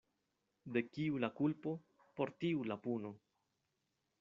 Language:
Esperanto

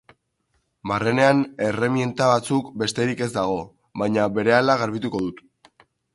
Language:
Basque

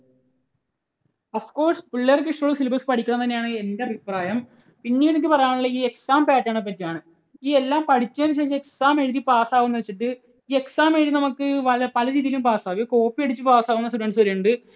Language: Malayalam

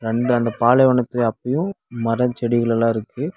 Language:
Tamil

